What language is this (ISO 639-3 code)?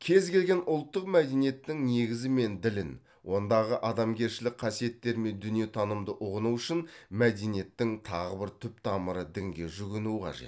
kaz